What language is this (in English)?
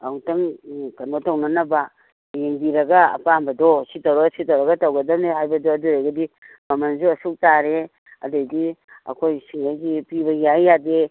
Manipuri